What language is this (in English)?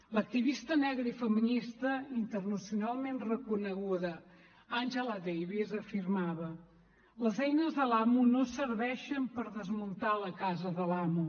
Catalan